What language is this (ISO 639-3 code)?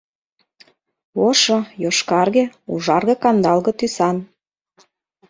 chm